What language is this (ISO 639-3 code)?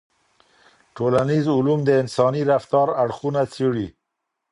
pus